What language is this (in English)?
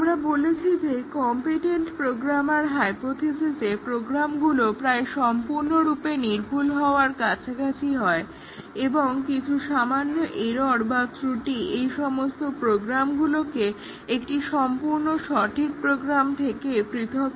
Bangla